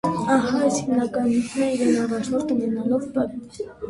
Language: Armenian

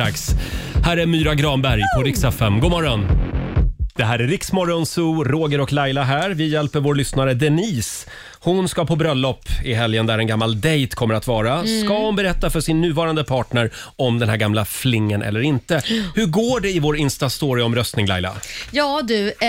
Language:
Swedish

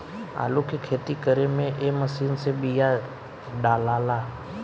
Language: Bhojpuri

